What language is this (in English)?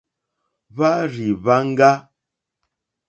Mokpwe